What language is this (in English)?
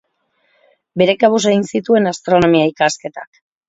Basque